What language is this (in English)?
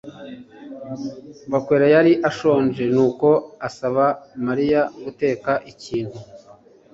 Kinyarwanda